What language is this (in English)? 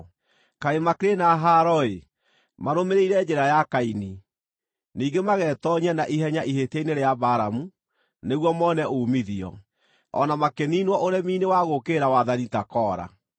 Kikuyu